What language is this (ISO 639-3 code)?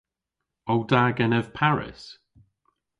cor